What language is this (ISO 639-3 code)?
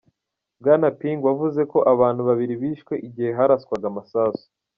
kin